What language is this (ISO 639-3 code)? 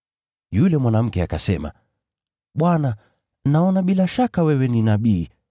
swa